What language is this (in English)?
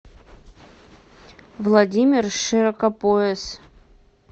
Russian